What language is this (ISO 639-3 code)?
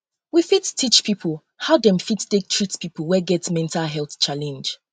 pcm